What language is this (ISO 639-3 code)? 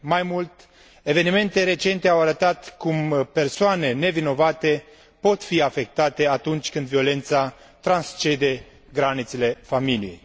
ron